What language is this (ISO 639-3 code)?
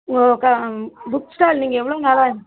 tam